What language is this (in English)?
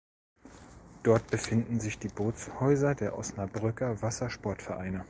German